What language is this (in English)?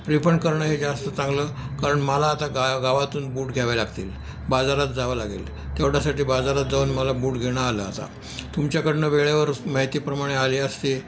Marathi